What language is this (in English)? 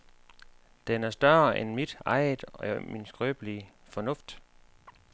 Danish